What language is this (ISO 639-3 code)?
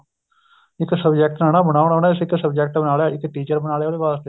pan